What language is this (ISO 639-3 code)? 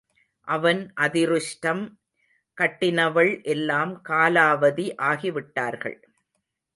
tam